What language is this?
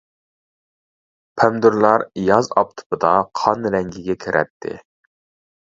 Uyghur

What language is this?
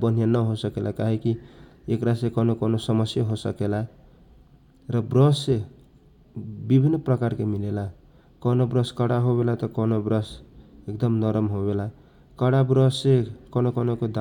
Kochila Tharu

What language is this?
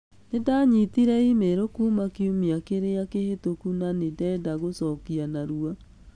Kikuyu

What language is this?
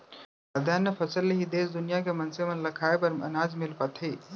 Chhattisgarhi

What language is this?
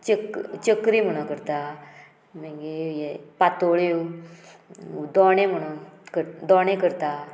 Konkani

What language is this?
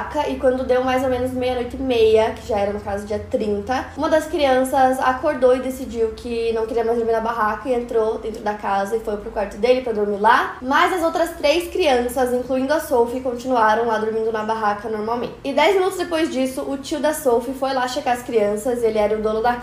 Portuguese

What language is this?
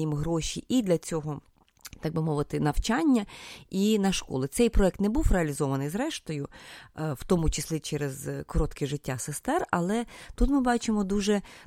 Ukrainian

